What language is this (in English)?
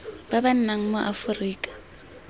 Tswana